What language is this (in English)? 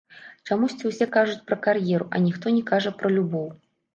Belarusian